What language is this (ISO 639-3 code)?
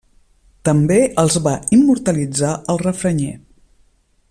cat